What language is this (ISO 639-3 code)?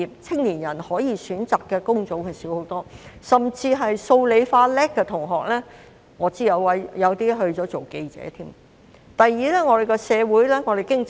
yue